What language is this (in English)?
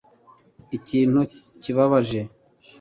Kinyarwanda